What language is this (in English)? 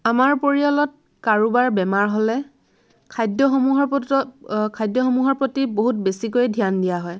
Assamese